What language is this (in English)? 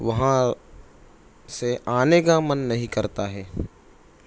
Urdu